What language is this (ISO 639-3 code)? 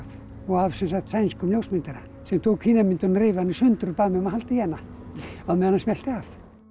isl